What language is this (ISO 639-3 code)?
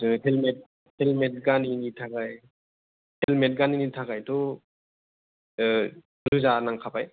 brx